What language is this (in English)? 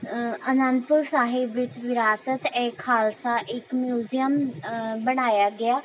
Punjabi